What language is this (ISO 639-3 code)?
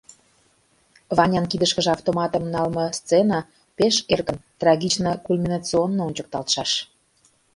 chm